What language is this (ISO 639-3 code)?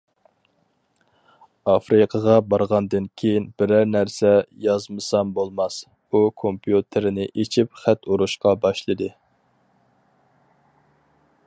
uig